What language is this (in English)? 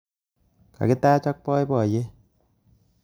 Kalenjin